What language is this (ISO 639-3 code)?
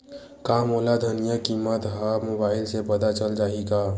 hne